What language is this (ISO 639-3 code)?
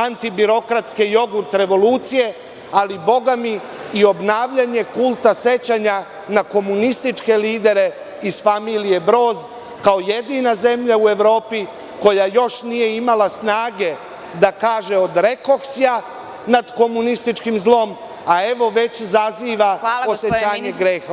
srp